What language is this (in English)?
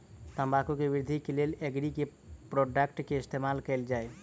Maithili